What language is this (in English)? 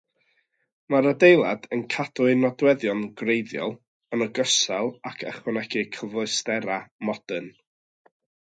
Welsh